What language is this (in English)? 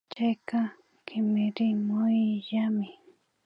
Imbabura Highland Quichua